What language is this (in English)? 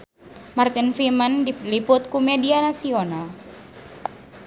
Sundanese